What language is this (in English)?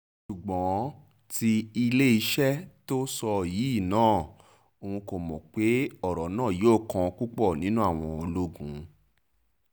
Yoruba